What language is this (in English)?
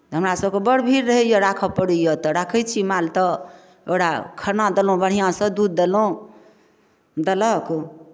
Maithili